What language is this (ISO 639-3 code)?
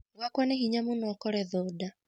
kik